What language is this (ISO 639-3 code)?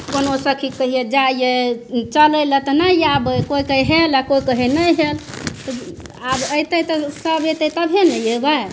mai